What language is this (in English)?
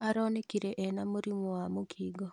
Kikuyu